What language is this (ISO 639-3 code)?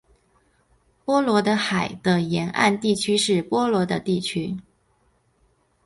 zho